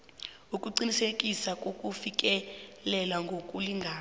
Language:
South Ndebele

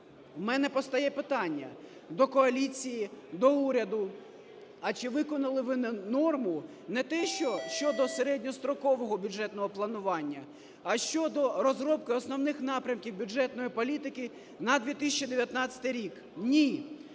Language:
Ukrainian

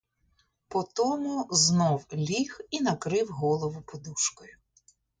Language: Ukrainian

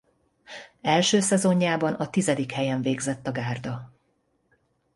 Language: Hungarian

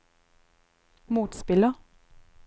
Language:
Norwegian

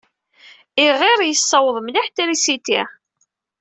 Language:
Kabyle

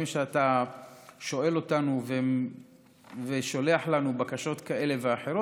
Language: Hebrew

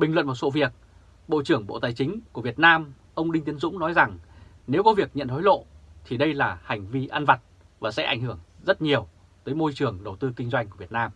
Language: Vietnamese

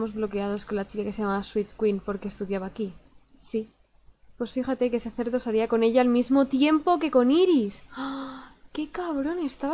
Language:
Spanish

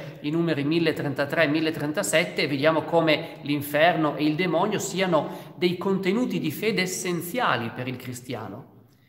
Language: Italian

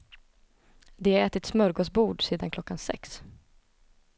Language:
Swedish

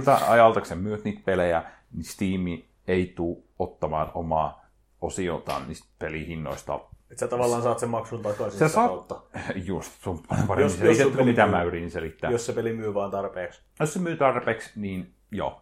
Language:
Finnish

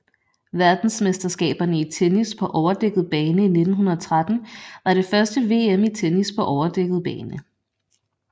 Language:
Danish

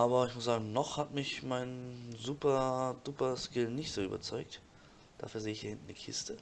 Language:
German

